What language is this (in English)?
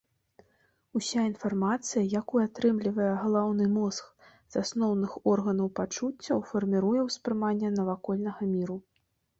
Belarusian